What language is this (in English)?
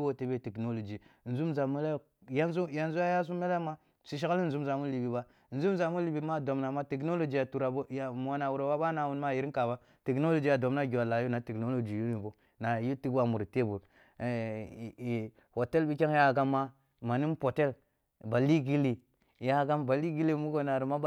Kulung (Nigeria)